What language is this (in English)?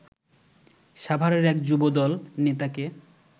Bangla